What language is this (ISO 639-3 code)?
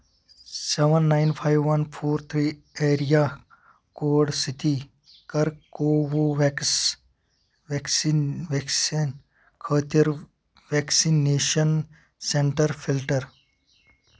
kas